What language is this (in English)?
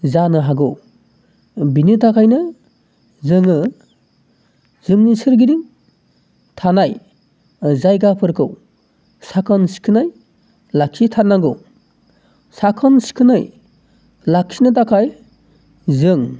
Bodo